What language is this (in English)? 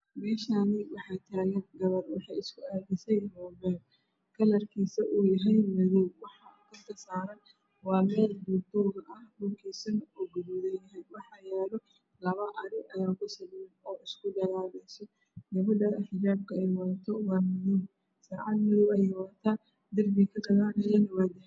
Somali